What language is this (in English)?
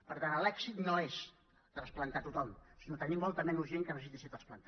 Catalan